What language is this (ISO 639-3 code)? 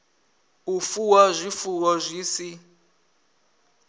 ven